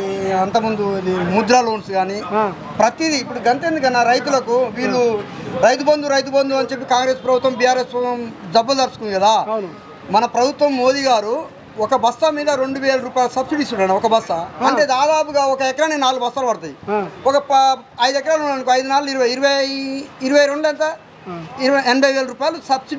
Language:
Telugu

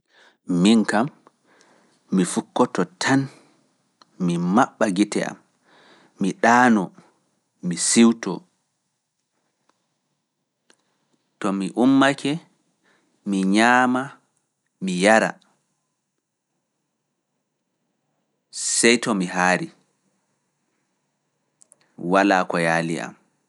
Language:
Fula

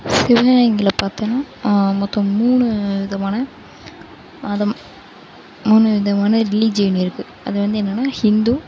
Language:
Tamil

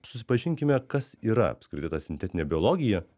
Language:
Lithuanian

